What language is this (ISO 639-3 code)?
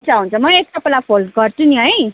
nep